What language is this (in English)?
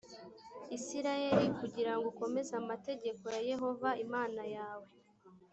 Kinyarwanda